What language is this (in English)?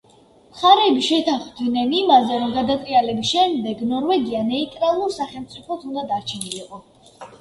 Georgian